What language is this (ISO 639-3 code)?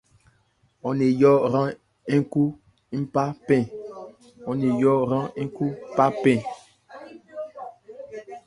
ebr